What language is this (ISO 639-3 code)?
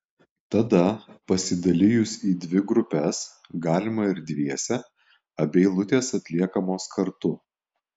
lit